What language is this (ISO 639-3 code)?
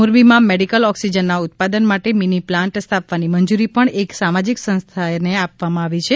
guj